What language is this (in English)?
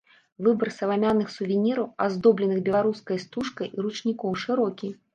Belarusian